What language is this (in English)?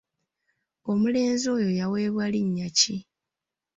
Ganda